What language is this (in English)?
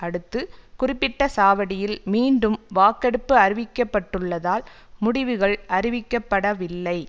Tamil